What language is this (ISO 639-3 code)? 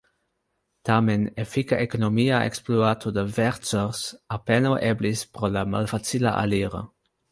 epo